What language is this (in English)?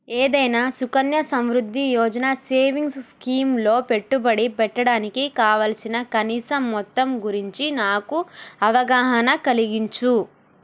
Telugu